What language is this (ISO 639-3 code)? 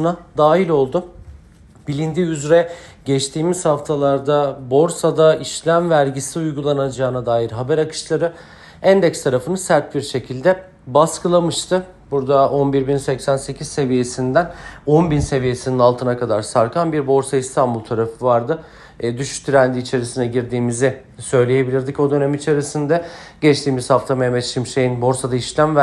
tur